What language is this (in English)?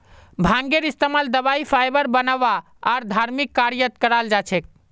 Magahi